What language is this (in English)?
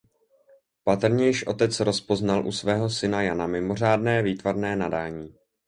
Czech